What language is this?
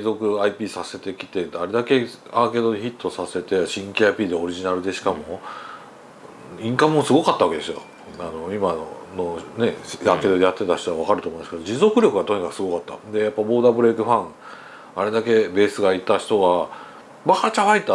Japanese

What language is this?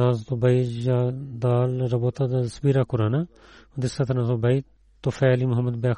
Bulgarian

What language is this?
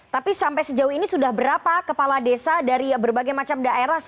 Indonesian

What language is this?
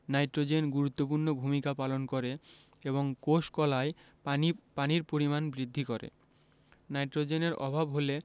Bangla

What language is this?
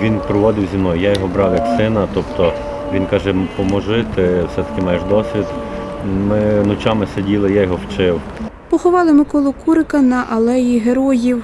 Ukrainian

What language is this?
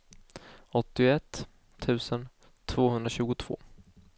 Swedish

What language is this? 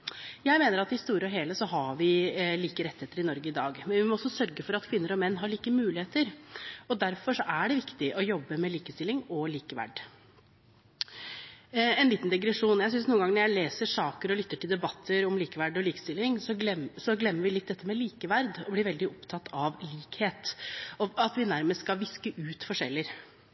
Norwegian Bokmål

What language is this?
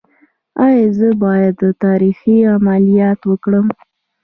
Pashto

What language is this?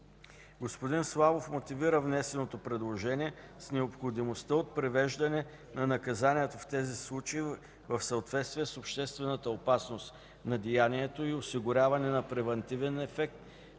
Bulgarian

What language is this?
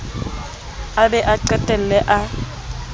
Southern Sotho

